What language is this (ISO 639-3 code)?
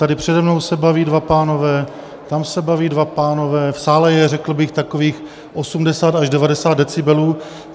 ces